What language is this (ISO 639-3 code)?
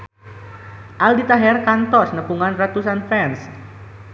sun